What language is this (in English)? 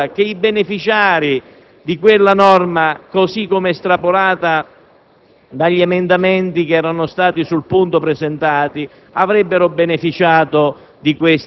Italian